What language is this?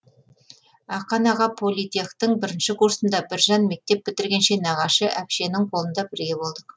Kazakh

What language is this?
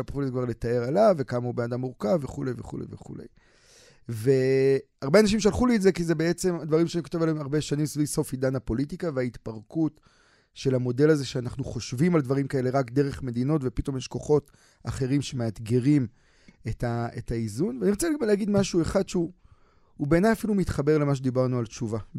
Hebrew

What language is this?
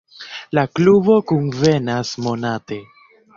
Esperanto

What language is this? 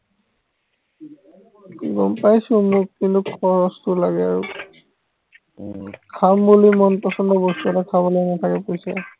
Assamese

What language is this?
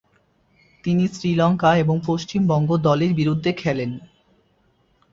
Bangla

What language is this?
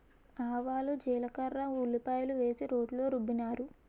Telugu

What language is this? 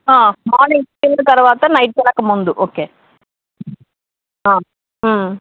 Telugu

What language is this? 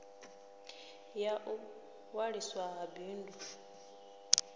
Venda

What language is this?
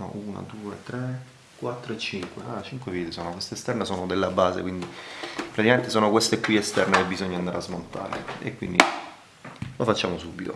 Italian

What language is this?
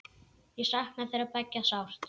Icelandic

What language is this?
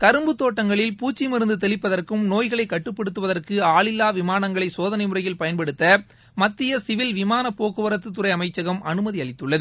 Tamil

